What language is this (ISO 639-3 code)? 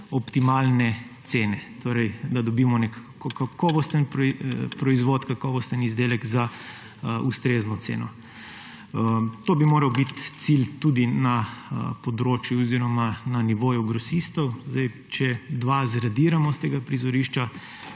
slv